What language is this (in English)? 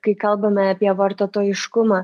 Lithuanian